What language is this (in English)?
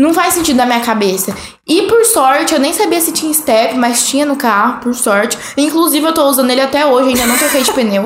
Portuguese